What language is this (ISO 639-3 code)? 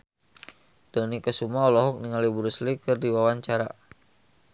sun